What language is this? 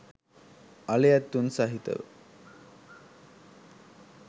Sinhala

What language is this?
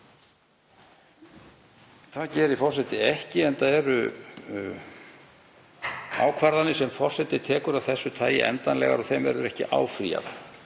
Icelandic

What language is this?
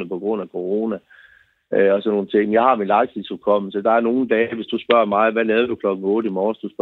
Danish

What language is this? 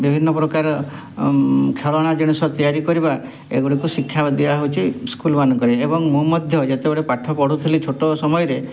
Odia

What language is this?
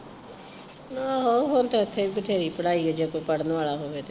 Punjabi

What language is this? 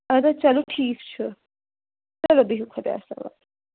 Kashmiri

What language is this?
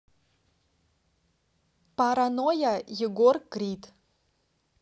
Russian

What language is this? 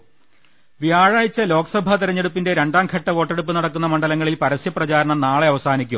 Malayalam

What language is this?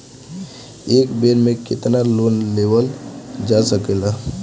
Bhojpuri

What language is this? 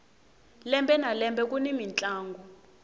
Tsonga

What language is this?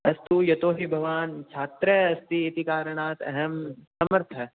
Sanskrit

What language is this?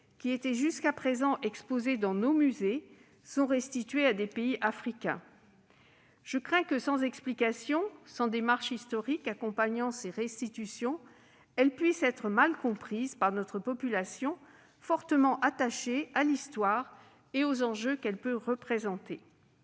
French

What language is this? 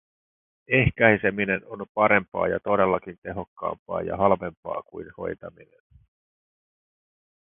Finnish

